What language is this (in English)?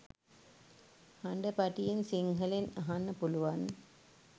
Sinhala